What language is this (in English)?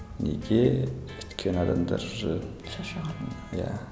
Kazakh